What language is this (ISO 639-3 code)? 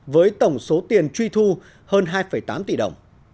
vie